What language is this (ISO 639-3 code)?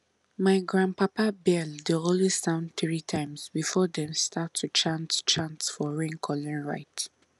pcm